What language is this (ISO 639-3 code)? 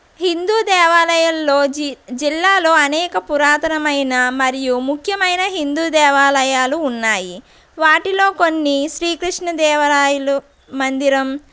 tel